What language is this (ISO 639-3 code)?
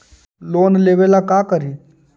mag